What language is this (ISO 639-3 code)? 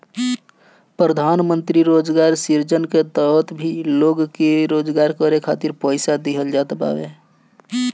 bho